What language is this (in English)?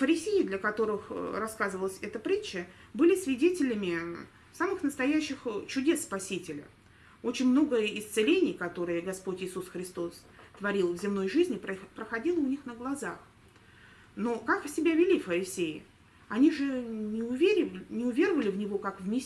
Russian